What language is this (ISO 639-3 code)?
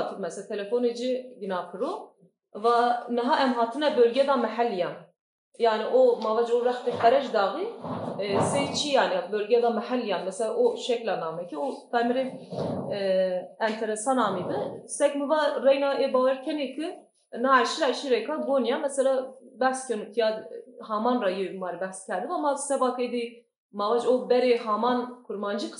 tur